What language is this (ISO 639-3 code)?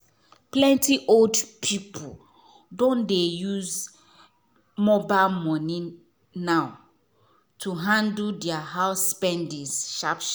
pcm